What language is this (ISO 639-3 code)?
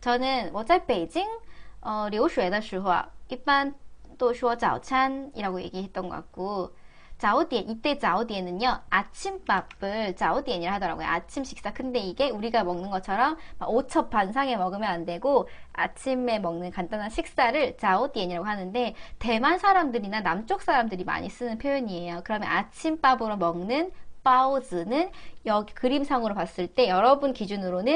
kor